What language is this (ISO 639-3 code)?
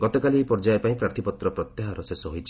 ori